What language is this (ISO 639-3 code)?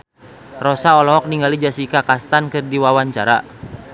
sun